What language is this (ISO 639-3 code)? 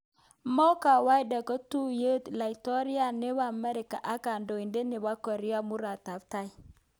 kln